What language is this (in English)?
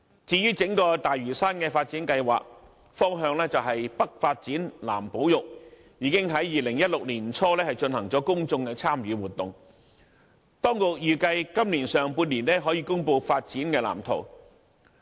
Cantonese